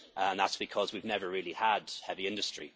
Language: English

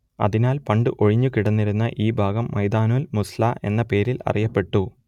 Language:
Malayalam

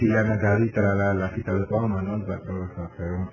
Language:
Gujarati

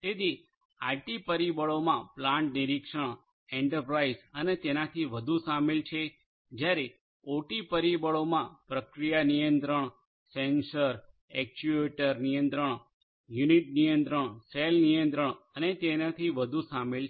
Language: Gujarati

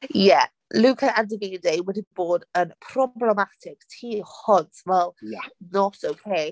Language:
Welsh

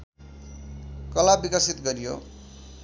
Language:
Nepali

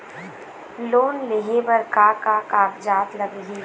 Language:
Chhattisgarhi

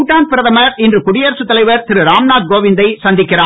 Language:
Tamil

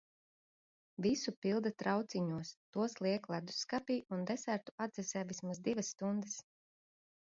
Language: Latvian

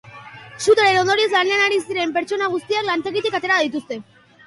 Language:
Basque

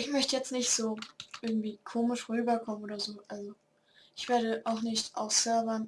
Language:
German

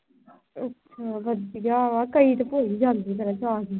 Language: Punjabi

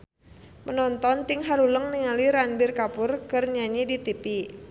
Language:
Sundanese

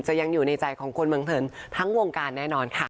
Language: Thai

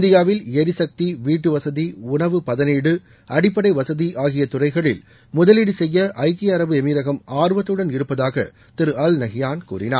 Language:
Tamil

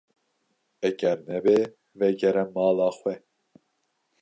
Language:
Kurdish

